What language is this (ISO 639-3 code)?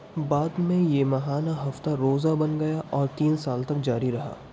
urd